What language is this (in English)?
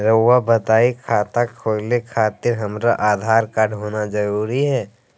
Magahi